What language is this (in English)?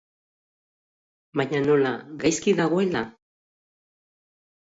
Basque